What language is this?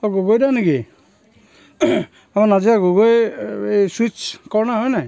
Assamese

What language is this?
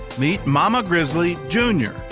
English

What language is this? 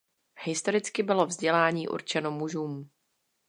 Czech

